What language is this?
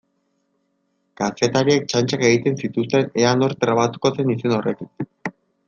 Basque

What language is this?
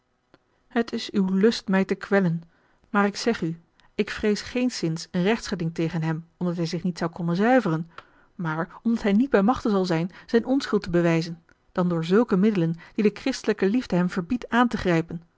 Dutch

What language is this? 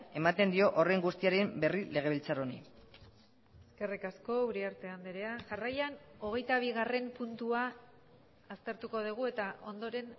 Basque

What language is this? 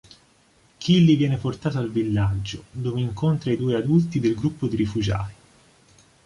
Italian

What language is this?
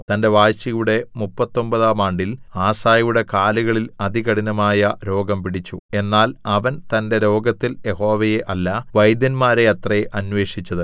Malayalam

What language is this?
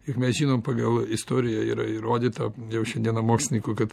Lithuanian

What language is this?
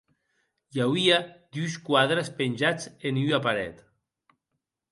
Occitan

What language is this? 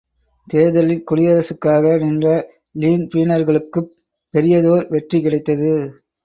Tamil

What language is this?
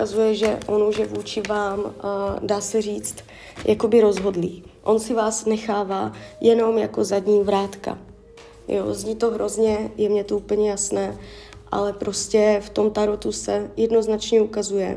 Czech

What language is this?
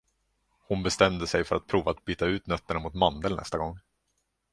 Swedish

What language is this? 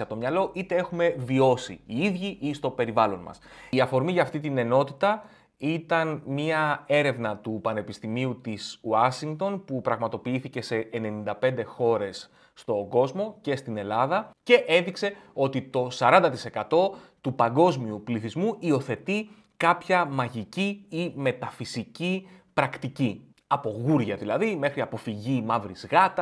Greek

